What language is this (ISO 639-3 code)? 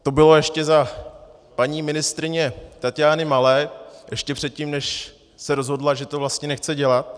ces